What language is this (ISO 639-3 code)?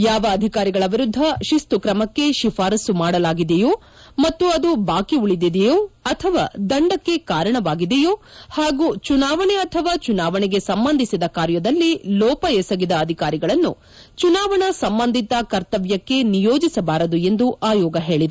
kan